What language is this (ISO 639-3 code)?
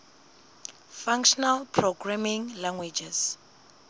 sot